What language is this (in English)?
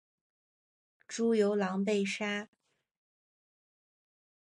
Chinese